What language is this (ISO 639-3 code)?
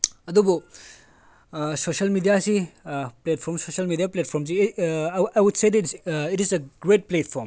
mni